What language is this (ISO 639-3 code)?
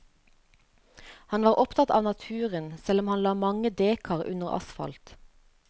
nor